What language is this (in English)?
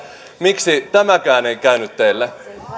Finnish